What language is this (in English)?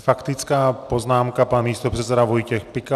Czech